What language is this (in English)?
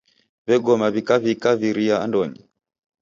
Taita